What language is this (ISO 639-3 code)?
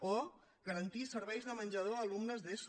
cat